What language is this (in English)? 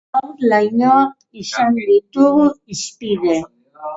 Basque